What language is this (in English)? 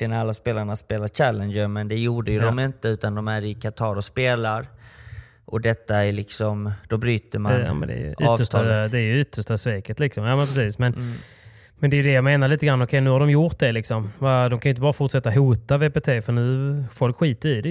Swedish